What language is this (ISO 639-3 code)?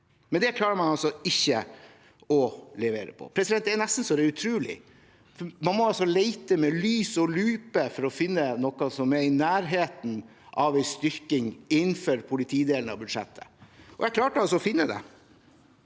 nor